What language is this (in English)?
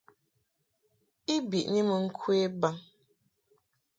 Mungaka